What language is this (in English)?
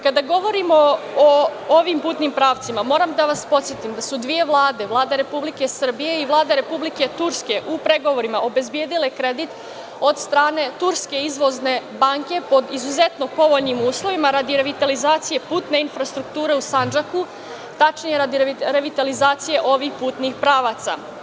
Serbian